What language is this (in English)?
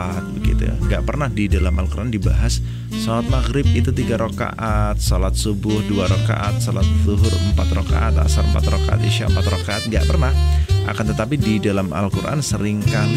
Indonesian